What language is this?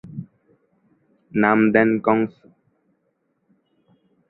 Bangla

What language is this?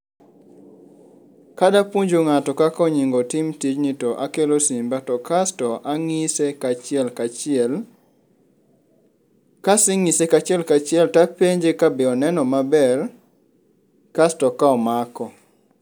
Luo (Kenya and Tanzania)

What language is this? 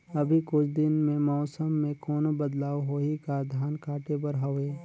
Chhattisgarhi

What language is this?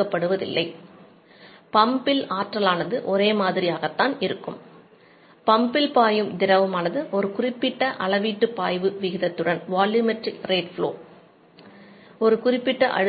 Tamil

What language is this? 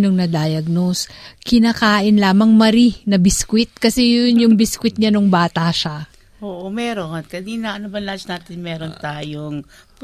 Filipino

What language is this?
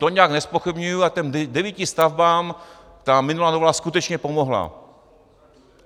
Czech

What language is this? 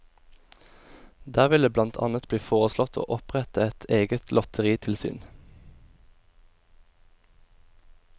Norwegian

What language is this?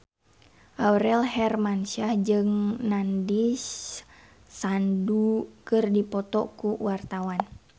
Sundanese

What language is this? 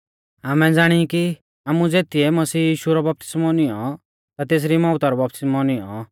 Mahasu Pahari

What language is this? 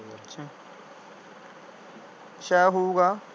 Punjabi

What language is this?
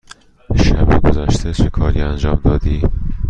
Persian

